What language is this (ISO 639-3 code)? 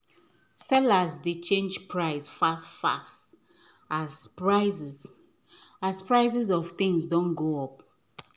pcm